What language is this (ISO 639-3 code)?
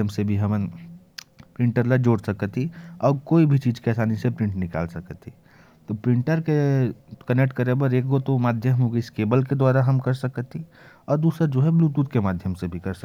kfp